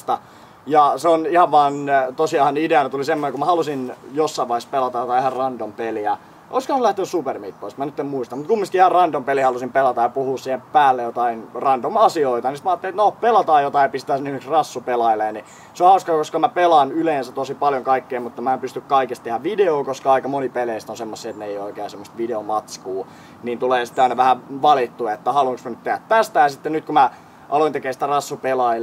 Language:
Finnish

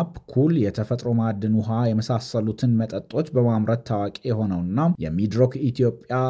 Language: Amharic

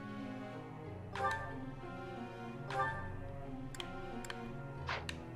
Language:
Dutch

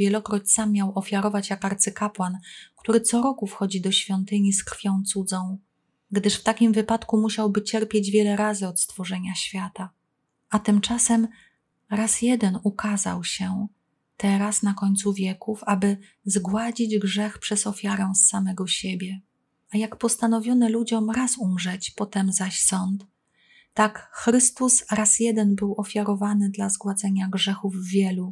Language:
Polish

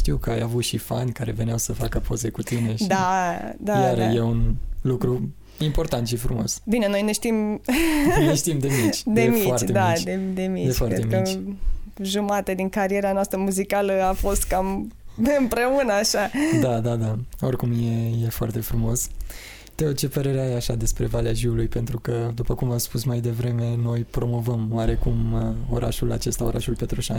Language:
Romanian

